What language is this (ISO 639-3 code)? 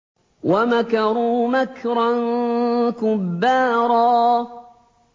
ara